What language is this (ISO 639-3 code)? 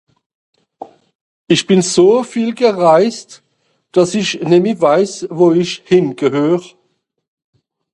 gsw